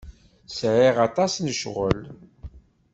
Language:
Kabyle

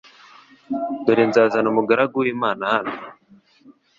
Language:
Kinyarwanda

